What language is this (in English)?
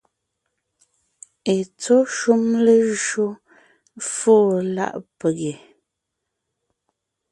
Ngiemboon